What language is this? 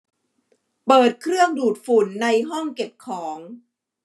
Thai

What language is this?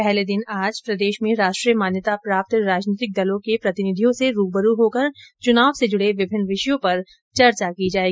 Hindi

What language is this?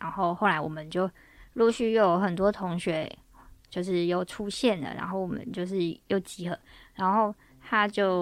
Chinese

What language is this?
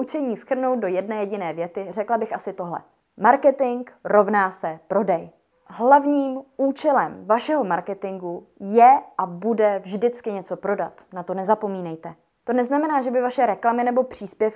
Czech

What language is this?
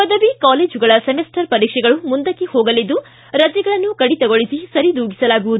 Kannada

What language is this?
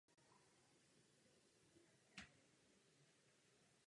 Czech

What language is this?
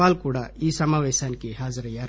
Telugu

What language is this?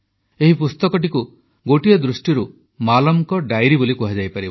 Odia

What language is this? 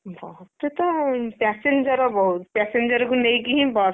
Odia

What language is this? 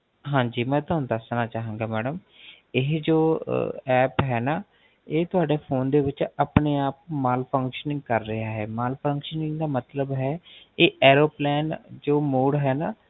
Punjabi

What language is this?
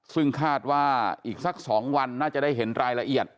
Thai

